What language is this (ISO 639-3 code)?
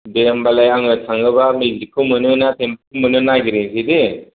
brx